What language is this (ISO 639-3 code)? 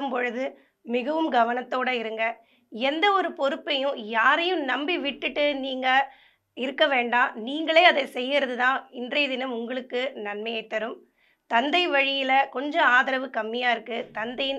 kor